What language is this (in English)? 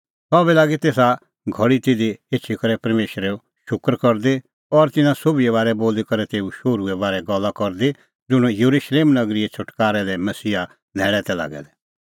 Kullu Pahari